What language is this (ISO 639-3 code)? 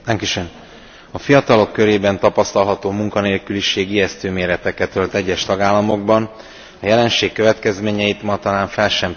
hun